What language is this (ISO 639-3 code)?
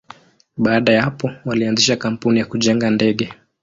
swa